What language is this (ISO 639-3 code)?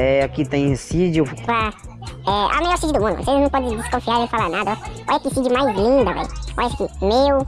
por